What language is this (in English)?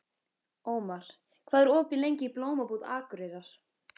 Icelandic